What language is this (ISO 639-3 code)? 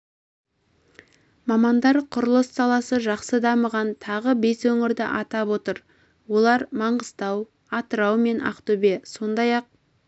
kaz